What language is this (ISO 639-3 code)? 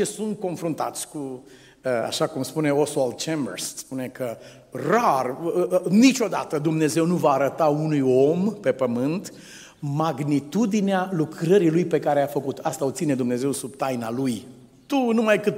ron